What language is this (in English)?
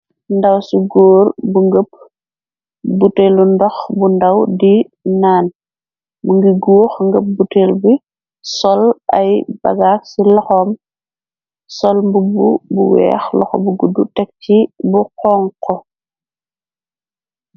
Wolof